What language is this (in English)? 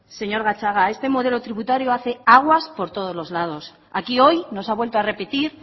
Spanish